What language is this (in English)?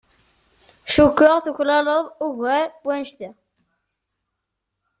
Kabyle